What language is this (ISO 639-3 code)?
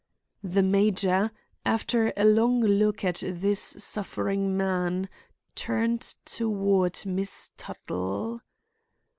eng